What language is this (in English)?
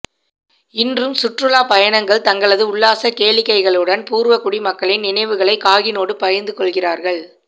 Tamil